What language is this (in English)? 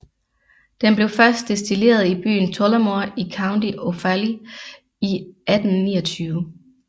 Danish